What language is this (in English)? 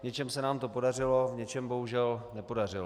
Czech